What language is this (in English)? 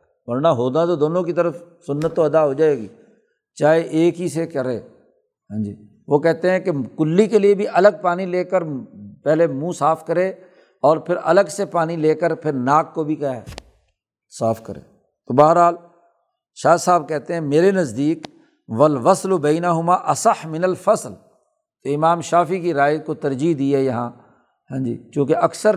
Urdu